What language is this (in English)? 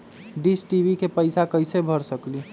Magahi